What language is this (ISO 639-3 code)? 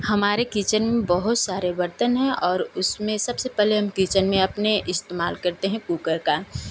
hin